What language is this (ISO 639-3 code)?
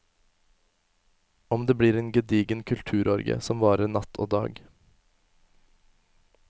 nor